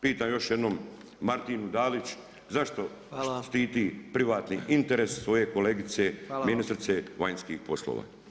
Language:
Croatian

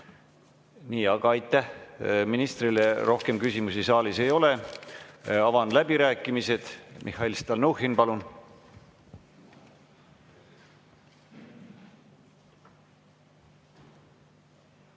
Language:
Estonian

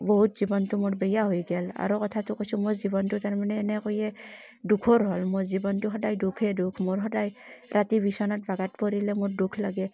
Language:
Assamese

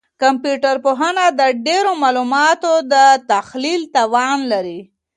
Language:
Pashto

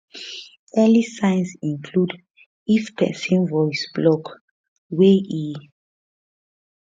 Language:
Nigerian Pidgin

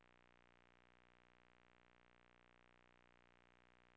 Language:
Norwegian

